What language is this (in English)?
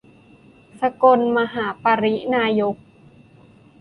Thai